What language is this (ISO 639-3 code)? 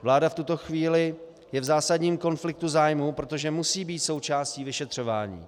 ces